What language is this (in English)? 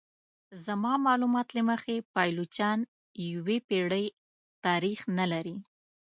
Pashto